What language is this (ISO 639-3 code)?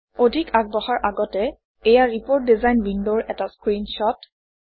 asm